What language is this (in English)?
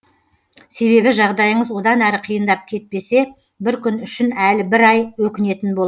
Kazakh